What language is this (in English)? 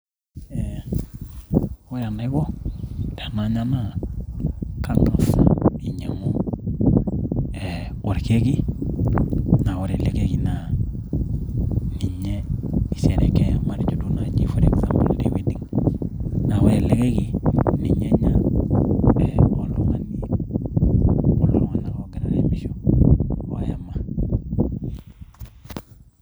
Masai